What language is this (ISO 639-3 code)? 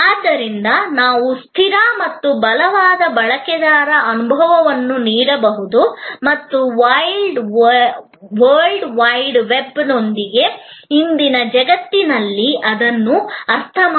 kan